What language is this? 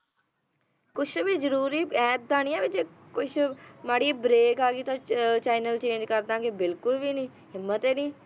Punjabi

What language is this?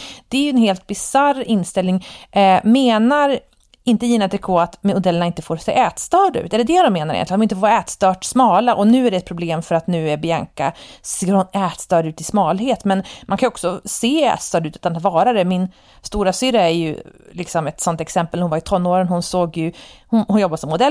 Swedish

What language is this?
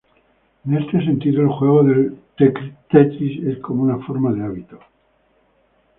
Spanish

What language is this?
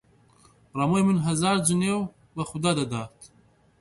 Central Kurdish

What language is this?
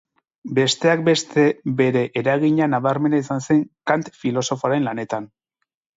Basque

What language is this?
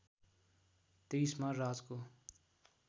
Nepali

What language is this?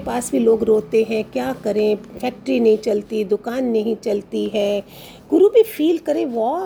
Hindi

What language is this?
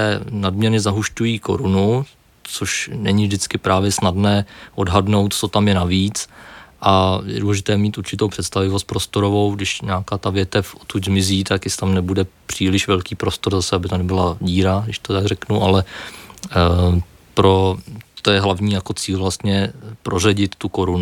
Czech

